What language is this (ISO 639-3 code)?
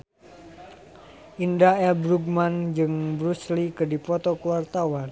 sun